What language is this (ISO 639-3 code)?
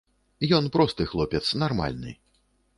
bel